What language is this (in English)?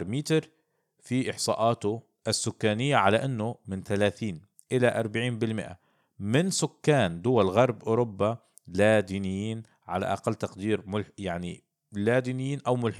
Arabic